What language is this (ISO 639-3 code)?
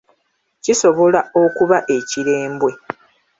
lug